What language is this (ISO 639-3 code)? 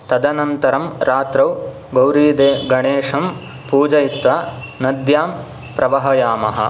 san